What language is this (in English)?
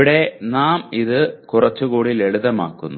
Malayalam